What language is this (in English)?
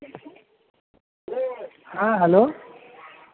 Bangla